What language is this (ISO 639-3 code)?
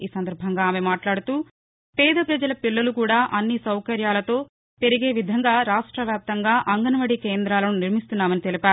tel